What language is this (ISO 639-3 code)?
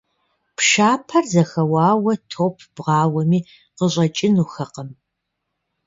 kbd